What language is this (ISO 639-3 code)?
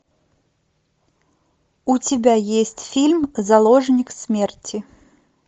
rus